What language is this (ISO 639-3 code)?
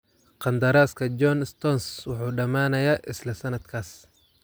som